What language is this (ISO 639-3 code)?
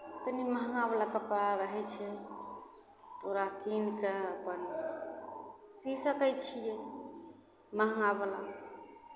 mai